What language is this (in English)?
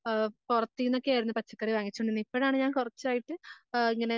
Malayalam